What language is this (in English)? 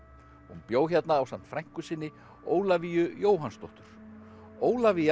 Icelandic